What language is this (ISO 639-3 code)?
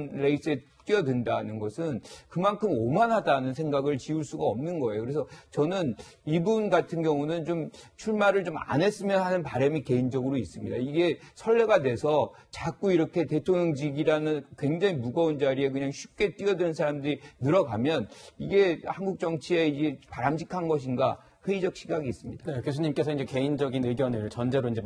kor